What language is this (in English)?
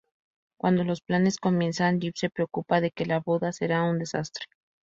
Spanish